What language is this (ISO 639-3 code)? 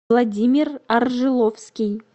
rus